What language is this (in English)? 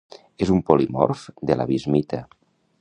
Catalan